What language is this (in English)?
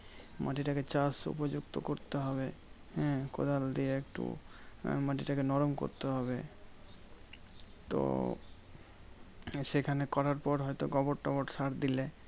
Bangla